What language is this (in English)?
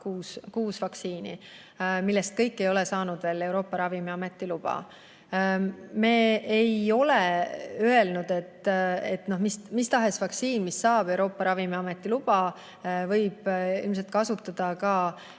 Estonian